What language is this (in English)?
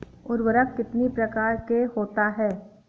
Hindi